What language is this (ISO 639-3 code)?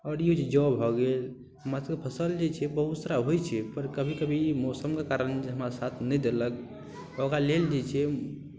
mai